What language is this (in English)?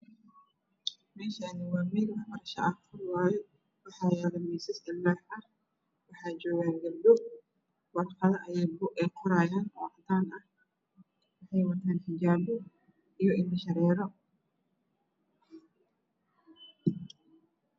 Somali